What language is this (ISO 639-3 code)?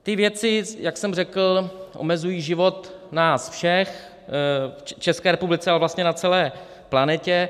ces